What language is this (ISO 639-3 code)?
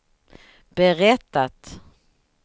swe